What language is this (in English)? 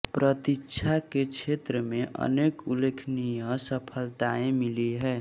Hindi